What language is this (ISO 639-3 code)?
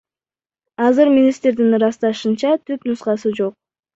kir